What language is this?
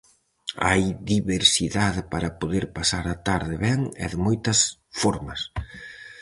Galician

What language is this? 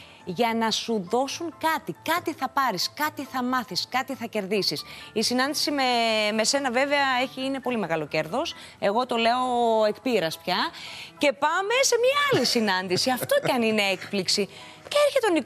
Greek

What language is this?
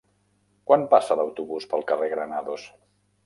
Catalan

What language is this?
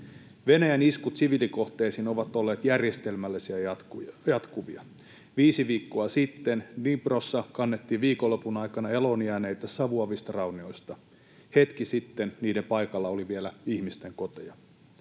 Finnish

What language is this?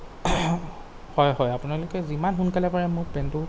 Assamese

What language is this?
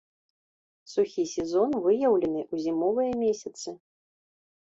Belarusian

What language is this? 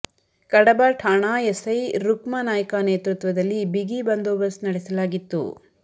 Kannada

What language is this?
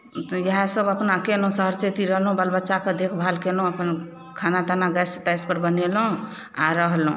Maithili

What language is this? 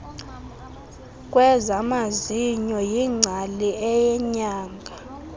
Xhosa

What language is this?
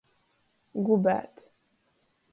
Latgalian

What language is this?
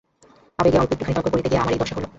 Bangla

